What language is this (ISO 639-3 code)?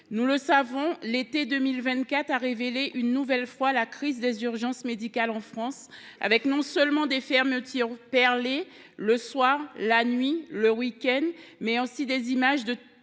fra